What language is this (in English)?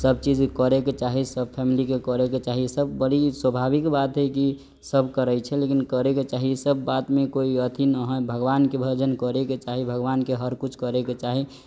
Maithili